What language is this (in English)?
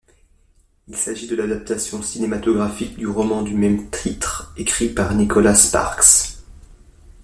French